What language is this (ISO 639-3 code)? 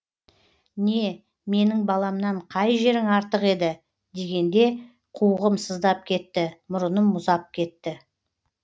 kaz